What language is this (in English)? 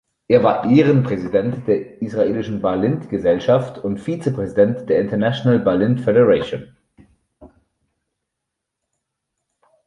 German